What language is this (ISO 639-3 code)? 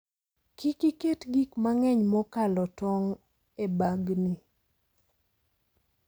luo